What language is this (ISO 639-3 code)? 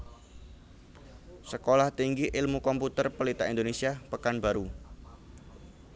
jav